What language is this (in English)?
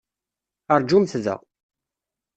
Kabyle